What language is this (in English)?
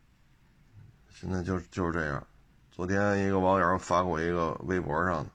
Chinese